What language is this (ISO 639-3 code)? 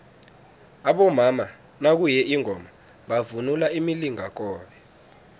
nbl